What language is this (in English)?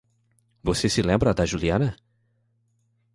Portuguese